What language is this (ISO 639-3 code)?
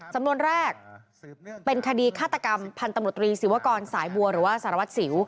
tha